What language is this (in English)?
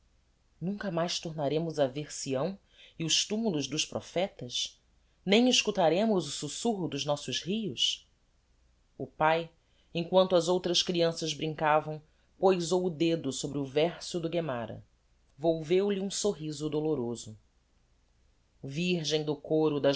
Portuguese